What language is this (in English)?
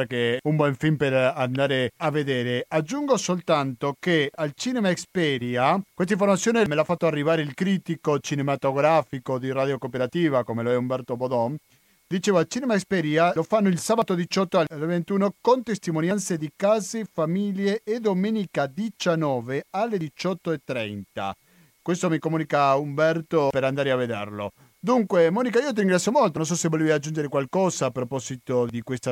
Italian